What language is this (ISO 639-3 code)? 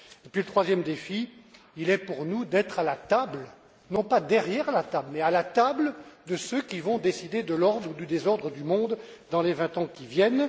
fra